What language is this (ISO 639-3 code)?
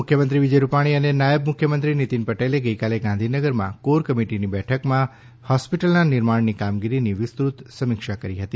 guj